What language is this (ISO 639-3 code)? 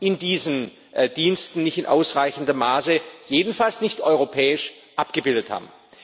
deu